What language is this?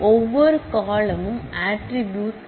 Tamil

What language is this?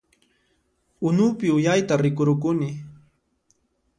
Puno Quechua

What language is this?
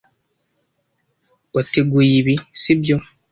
Kinyarwanda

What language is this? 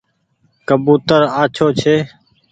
Goaria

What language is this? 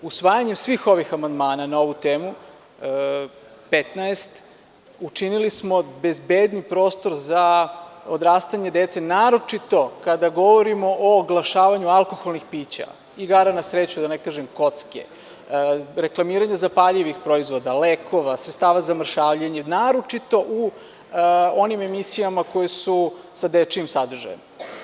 Serbian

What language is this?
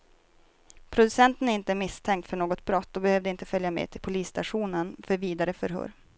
Swedish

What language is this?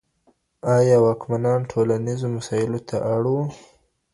Pashto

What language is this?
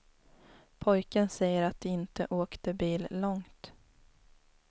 Swedish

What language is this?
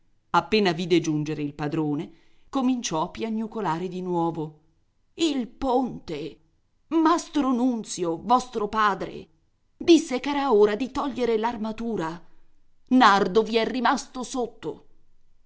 Italian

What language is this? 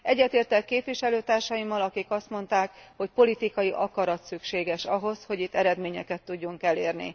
Hungarian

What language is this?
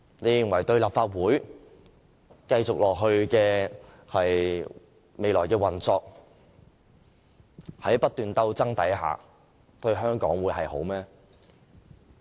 Cantonese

